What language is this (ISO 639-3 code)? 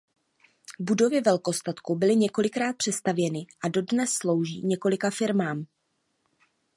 ces